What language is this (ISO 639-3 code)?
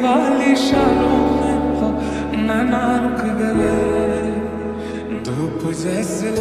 ara